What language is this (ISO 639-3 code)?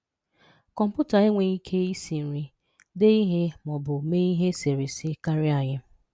ibo